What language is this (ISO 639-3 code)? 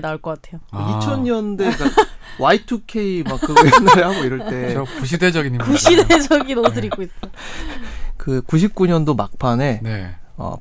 kor